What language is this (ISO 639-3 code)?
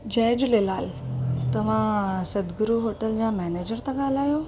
snd